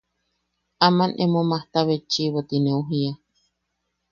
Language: Yaqui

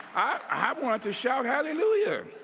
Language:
English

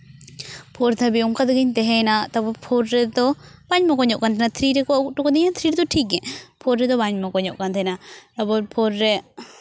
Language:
Santali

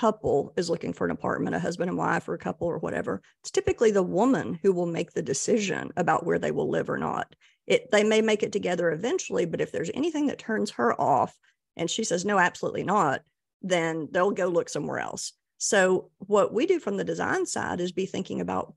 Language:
English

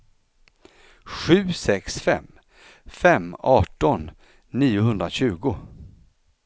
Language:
Swedish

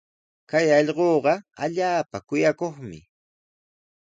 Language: Sihuas Ancash Quechua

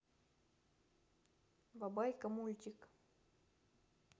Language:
Russian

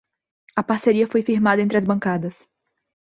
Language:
Portuguese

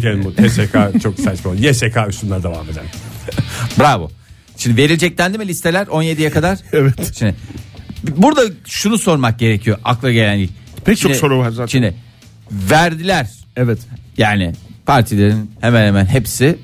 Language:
Turkish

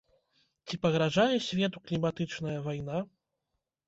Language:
Belarusian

